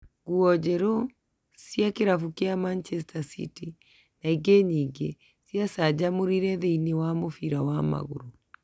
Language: Kikuyu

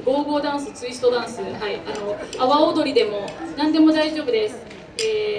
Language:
Japanese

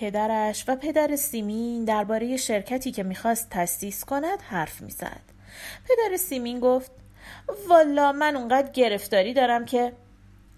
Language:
Persian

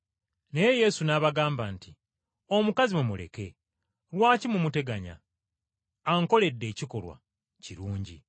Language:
Ganda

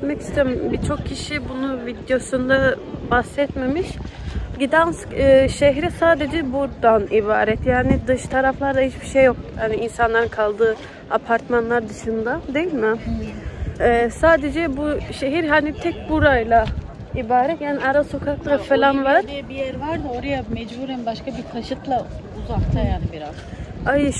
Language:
Turkish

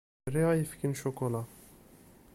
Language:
Kabyle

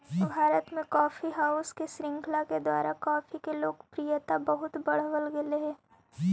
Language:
Magahi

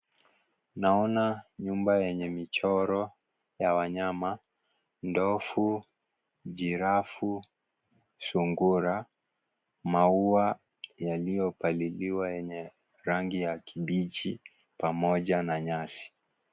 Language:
Swahili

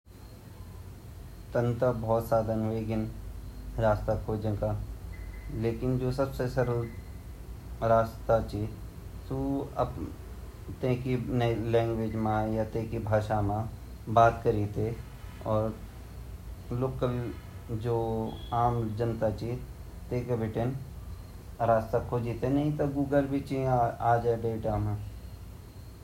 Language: Garhwali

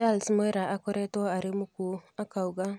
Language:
Kikuyu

